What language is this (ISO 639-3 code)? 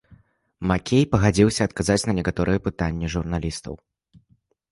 bel